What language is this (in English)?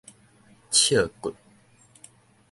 Min Nan Chinese